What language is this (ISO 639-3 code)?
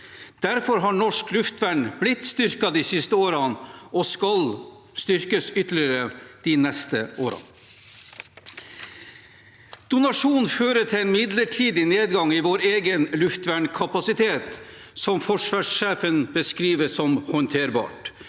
nor